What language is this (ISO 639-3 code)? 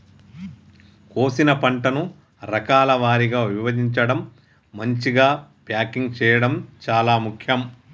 tel